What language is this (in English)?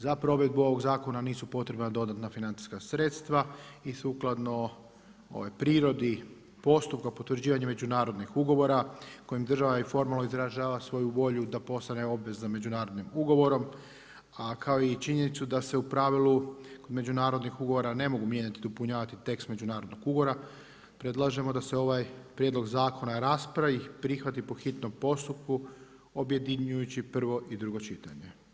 Croatian